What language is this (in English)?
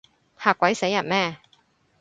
Cantonese